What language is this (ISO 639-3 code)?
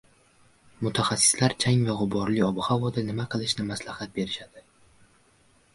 uzb